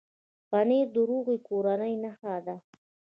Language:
Pashto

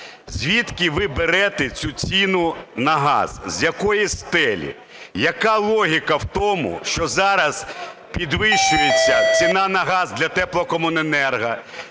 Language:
Ukrainian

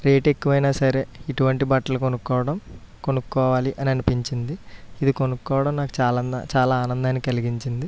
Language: Telugu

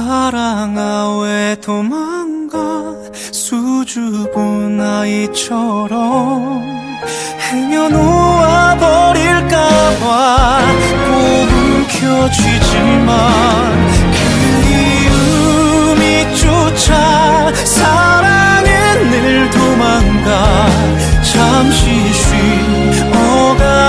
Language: Korean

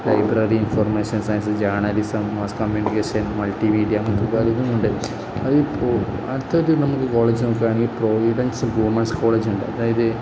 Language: Malayalam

